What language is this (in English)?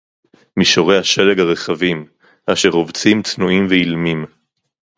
Hebrew